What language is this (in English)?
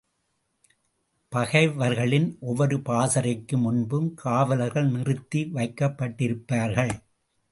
Tamil